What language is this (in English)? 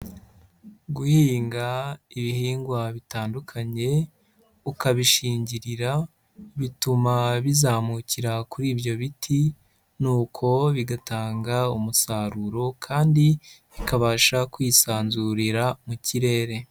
Kinyarwanda